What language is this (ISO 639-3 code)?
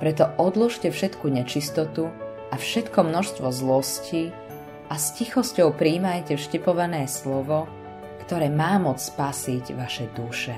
slk